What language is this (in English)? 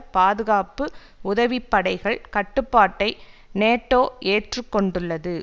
Tamil